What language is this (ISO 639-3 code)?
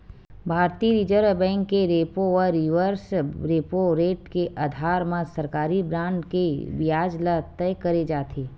hne